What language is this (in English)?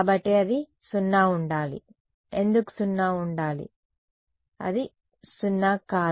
Telugu